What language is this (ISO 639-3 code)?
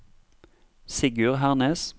nor